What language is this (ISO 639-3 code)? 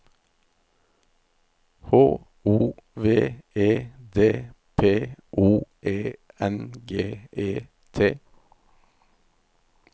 nor